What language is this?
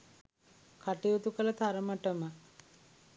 Sinhala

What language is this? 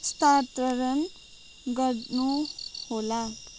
Nepali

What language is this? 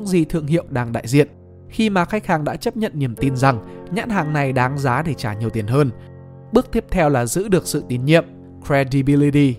Vietnamese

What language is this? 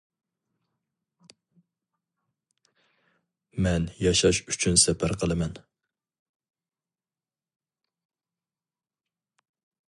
Uyghur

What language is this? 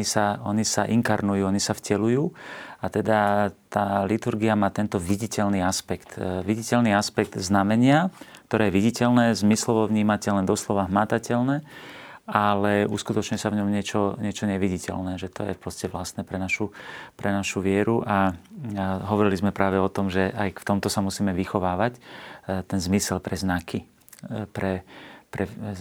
Slovak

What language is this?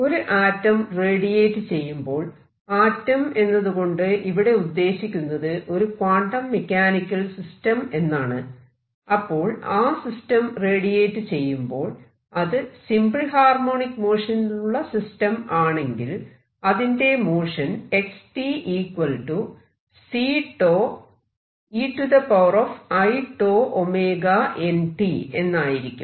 Malayalam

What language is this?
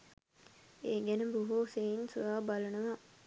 Sinhala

